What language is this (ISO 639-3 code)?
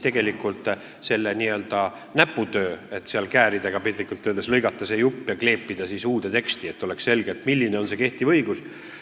est